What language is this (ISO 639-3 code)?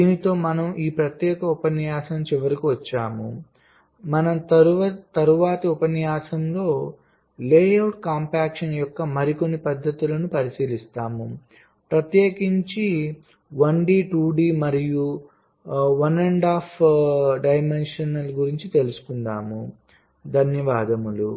tel